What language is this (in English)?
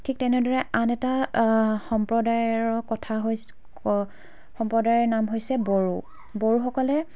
Assamese